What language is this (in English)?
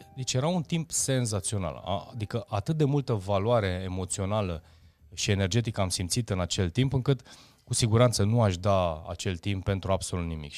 Romanian